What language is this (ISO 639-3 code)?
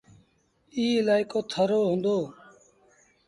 sbn